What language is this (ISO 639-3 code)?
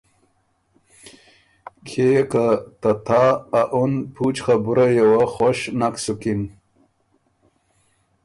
oru